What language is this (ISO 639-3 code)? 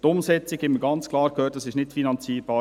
gsw